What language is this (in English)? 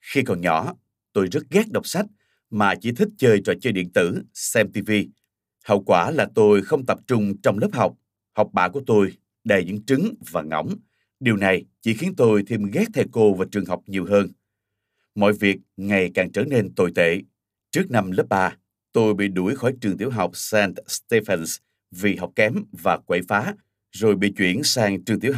Vietnamese